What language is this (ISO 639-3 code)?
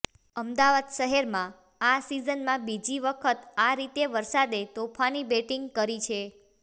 guj